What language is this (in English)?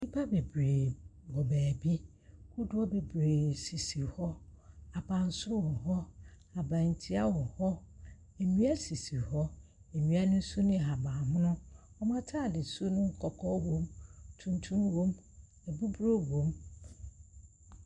Akan